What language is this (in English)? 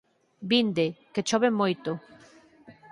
Galician